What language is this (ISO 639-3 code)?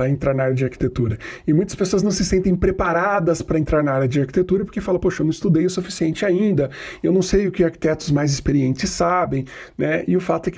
por